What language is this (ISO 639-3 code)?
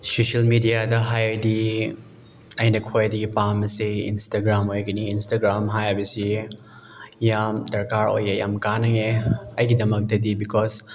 mni